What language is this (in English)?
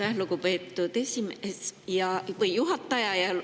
Estonian